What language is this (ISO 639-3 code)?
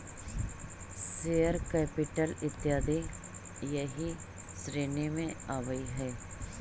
mag